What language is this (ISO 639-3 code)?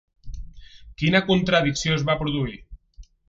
cat